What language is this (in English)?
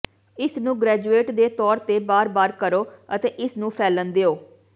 Punjabi